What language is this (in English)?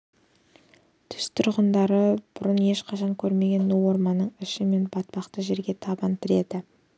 Kazakh